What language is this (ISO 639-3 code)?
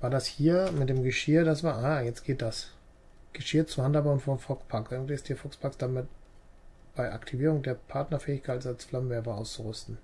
deu